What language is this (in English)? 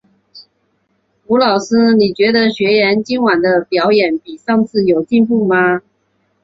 Chinese